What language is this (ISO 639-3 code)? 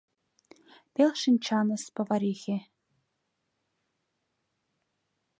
chm